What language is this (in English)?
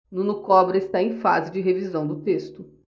Portuguese